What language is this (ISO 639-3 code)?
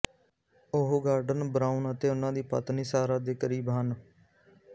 pan